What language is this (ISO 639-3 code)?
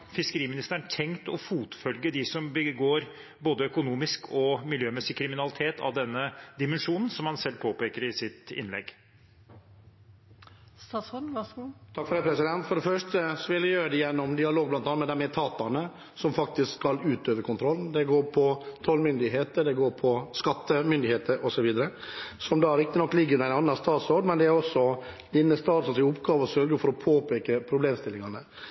nob